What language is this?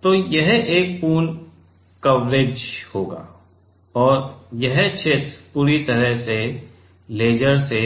Hindi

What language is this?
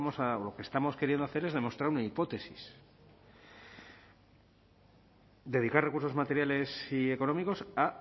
Spanish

